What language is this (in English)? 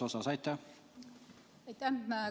Estonian